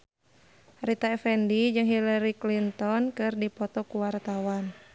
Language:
Sundanese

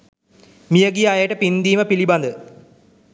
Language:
Sinhala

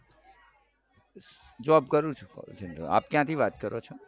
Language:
Gujarati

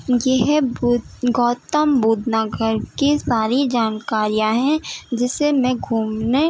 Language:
Urdu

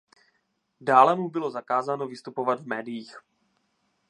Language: Czech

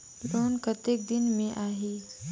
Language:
Chhattisgarhi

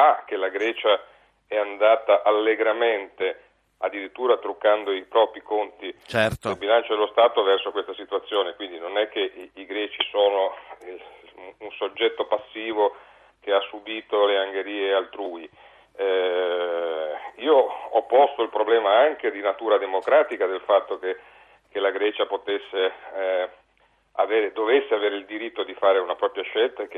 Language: Italian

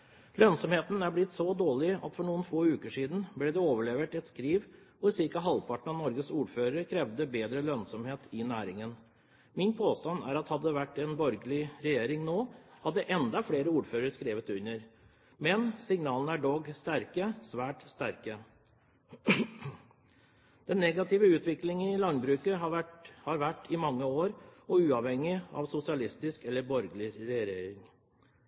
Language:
Norwegian Bokmål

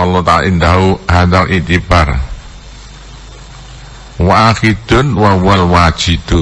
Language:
Indonesian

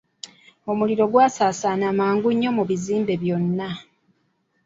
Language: Ganda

